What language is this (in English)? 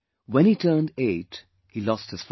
English